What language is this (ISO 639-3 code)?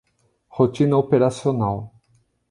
por